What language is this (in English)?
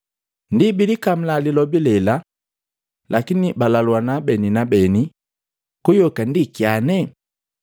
Matengo